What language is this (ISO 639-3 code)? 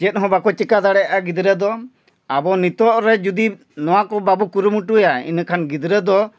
sat